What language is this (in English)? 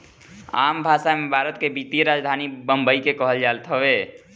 Bhojpuri